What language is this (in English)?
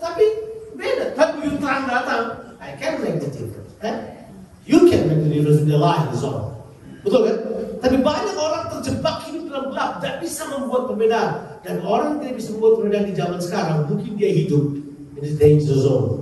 Indonesian